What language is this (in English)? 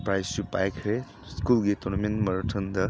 Manipuri